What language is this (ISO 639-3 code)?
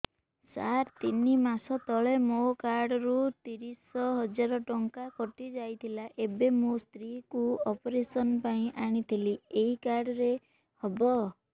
ori